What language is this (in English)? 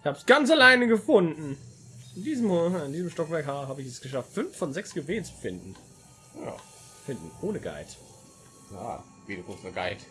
German